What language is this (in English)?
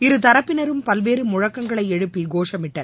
Tamil